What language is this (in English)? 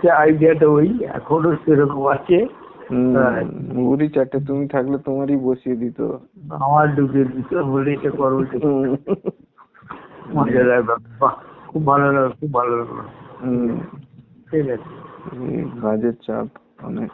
Bangla